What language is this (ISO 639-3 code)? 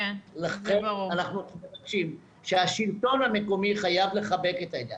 heb